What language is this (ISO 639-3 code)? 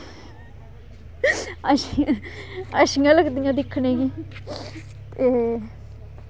doi